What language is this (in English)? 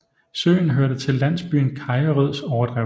Danish